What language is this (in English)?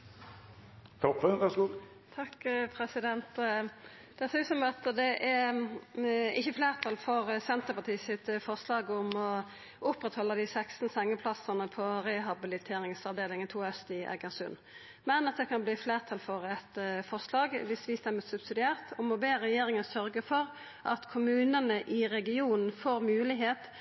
Norwegian Nynorsk